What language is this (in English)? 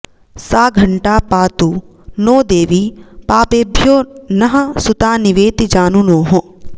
Sanskrit